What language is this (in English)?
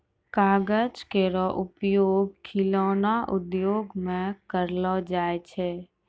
Maithili